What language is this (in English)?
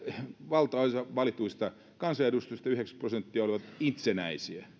Finnish